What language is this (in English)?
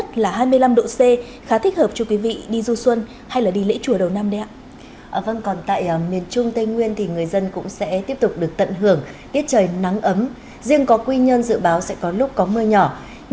Vietnamese